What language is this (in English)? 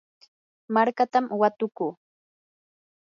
Yanahuanca Pasco Quechua